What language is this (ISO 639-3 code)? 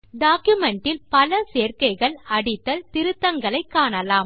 tam